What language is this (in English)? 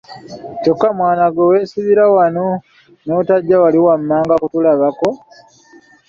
Ganda